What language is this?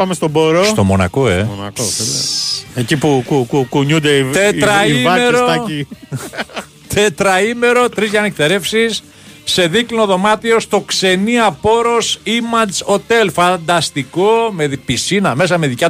Greek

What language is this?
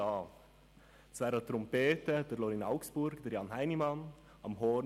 Swiss German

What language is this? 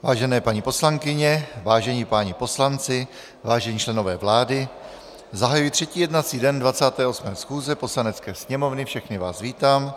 Czech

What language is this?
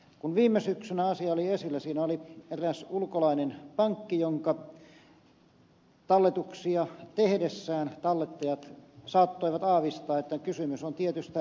Finnish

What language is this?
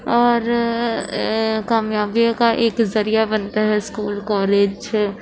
Urdu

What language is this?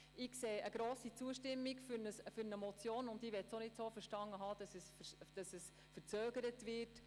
Swiss German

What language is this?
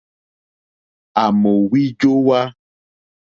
Mokpwe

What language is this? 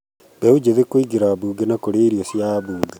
Kikuyu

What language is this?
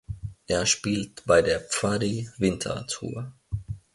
German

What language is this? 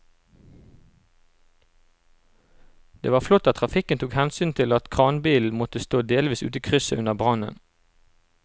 Norwegian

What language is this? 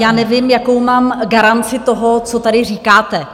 Czech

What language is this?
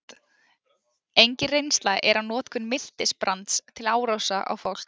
Icelandic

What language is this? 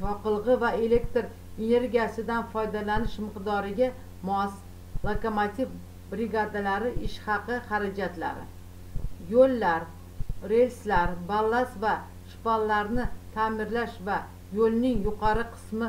Turkish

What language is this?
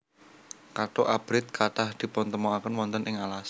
Javanese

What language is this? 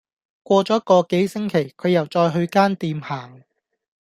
Cantonese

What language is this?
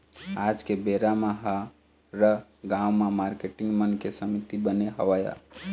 Chhattisgarhi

